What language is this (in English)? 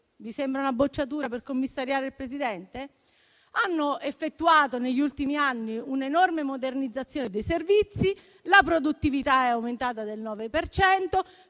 Italian